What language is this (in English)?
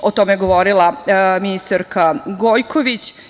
Serbian